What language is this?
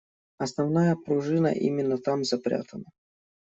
Russian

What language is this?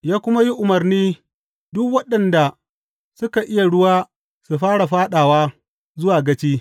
Hausa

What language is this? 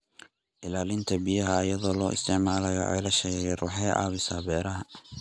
Somali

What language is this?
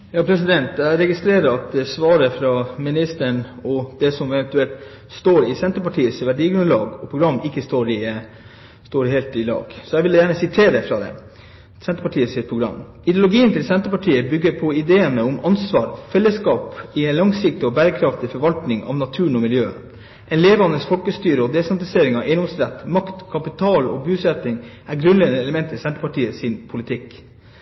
Norwegian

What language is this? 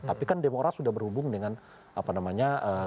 Indonesian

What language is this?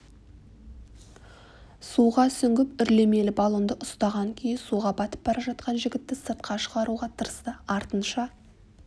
Kazakh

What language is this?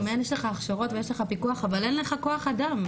Hebrew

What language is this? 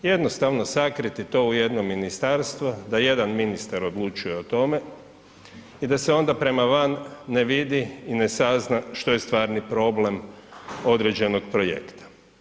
Croatian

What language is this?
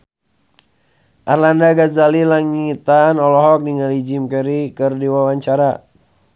Sundanese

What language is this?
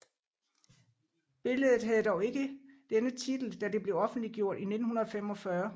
Danish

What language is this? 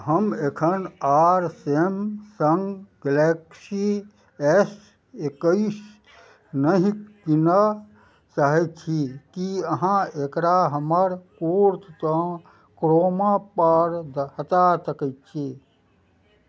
Maithili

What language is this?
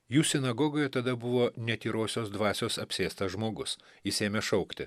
Lithuanian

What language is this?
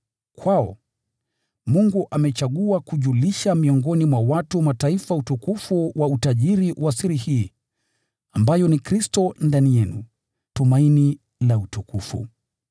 Swahili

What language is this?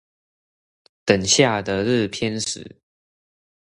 Chinese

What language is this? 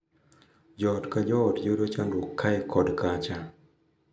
Luo (Kenya and Tanzania)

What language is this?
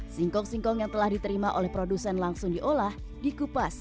Indonesian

